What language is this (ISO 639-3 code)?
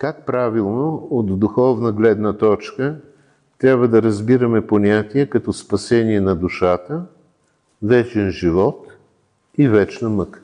bul